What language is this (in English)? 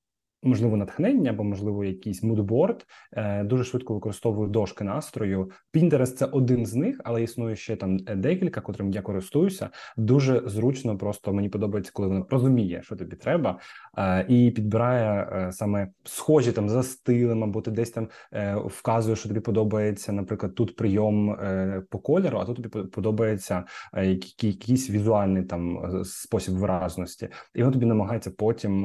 Ukrainian